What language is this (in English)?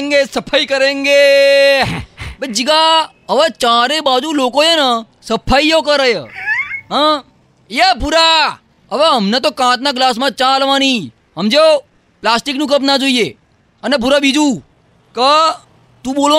Gujarati